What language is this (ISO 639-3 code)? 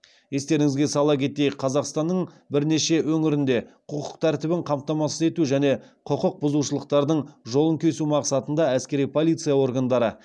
kaz